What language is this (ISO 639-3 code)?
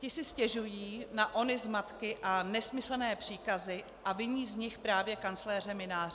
ces